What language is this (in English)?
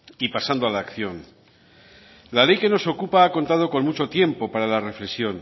Spanish